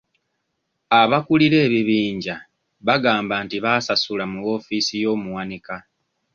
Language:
Ganda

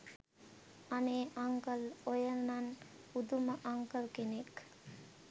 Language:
Sinhala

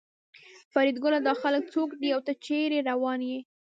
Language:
Pashto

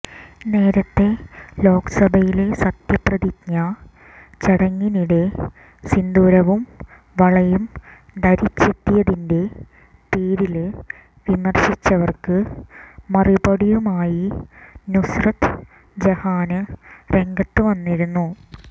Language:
Malayalam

